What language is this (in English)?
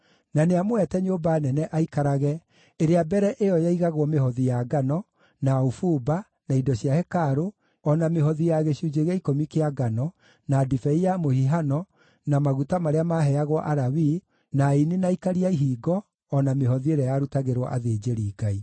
Kikuyu